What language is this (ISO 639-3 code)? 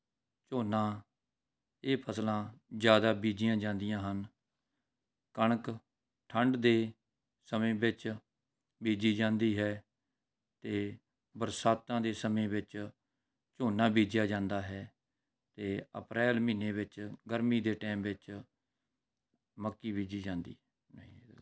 pan